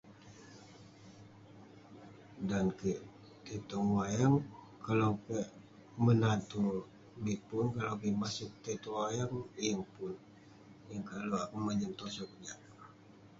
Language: Western Penan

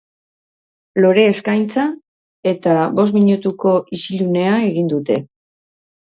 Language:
Basque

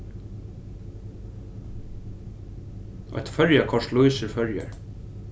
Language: Faroese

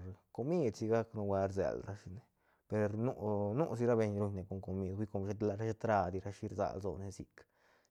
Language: Santa Catarina Albarradas Zapotec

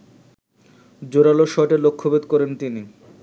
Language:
Bangla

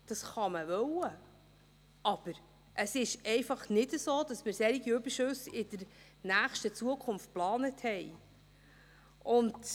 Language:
Swiss German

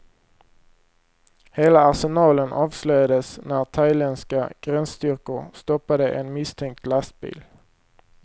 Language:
Swedish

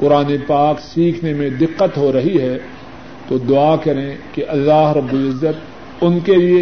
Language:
Urdu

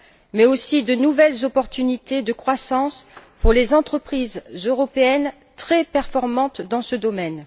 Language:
French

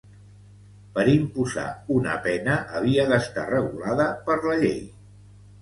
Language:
Catalan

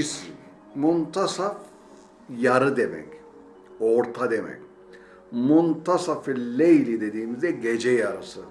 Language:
Turkish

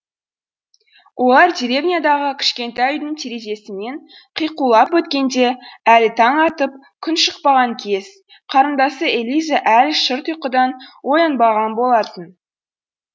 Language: Kazakh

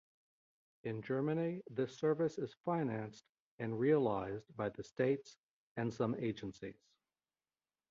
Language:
English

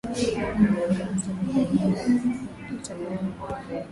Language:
Swahili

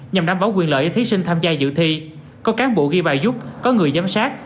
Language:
Vietnamese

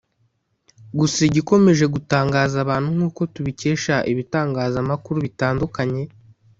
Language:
Kinyarwanda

